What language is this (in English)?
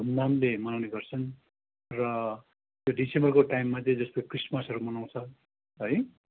Nepali